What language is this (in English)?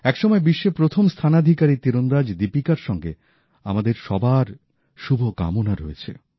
Bangla